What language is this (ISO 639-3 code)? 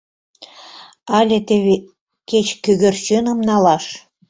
chm